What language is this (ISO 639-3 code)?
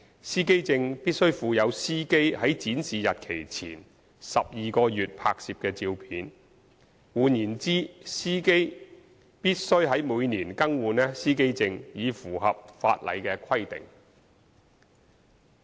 yue